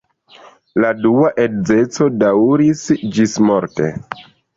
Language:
Esperanto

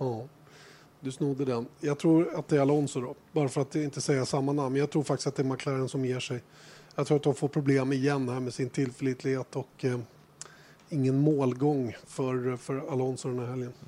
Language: Swedish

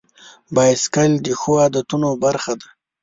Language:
Pashto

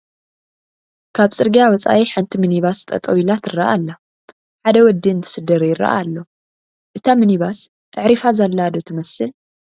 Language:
Tigrinya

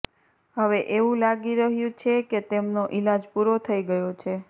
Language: Gujarati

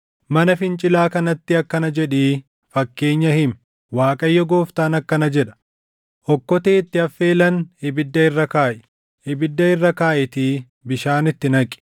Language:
Oromo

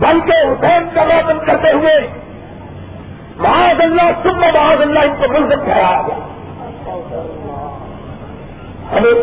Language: Urdu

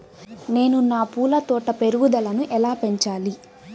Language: Telugu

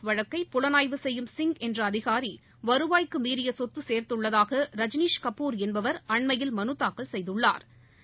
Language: Tamil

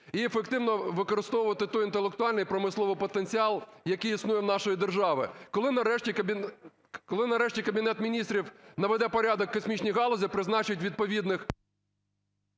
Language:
Ukrainian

